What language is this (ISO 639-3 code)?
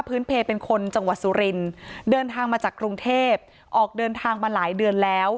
tha